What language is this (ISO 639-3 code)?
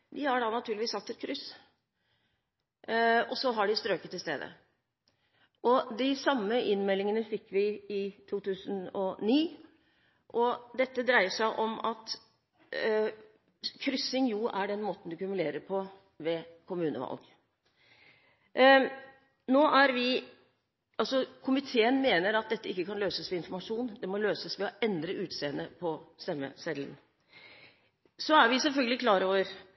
nob